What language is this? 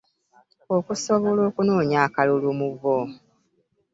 Ganda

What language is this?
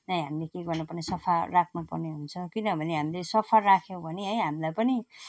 Nepali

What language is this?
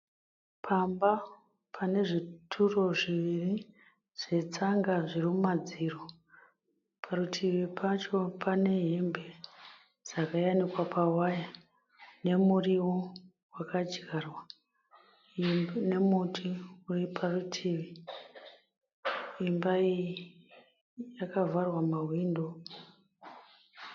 Shona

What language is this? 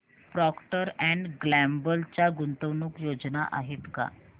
Marathi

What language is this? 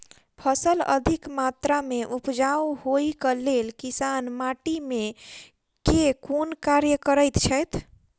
Maithili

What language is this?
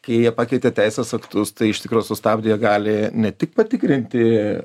Lithuanian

